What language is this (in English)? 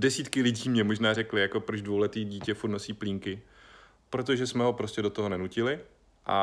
Czech